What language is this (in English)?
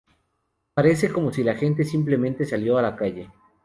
Spanish